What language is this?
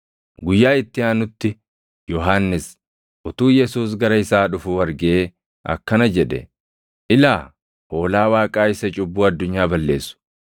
Oromo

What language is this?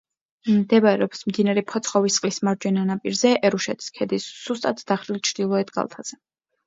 Georgian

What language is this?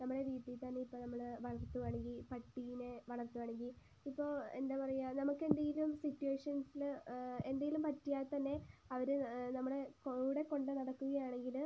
Malayalam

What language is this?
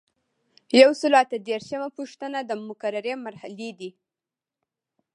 Pashto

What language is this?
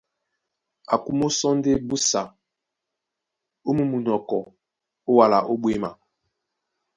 Duala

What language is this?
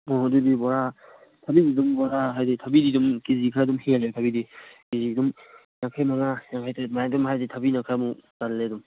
Manipuri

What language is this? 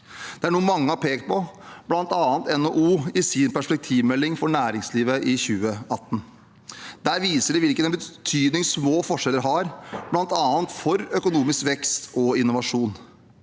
Norwegian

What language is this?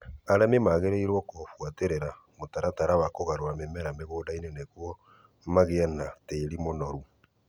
Kikuyu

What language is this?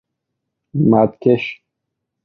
Persian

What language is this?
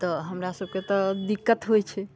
Maithili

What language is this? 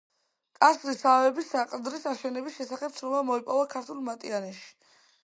Georgian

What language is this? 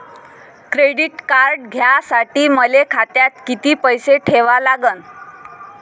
Marathi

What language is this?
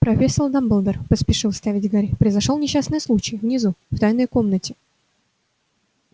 Russian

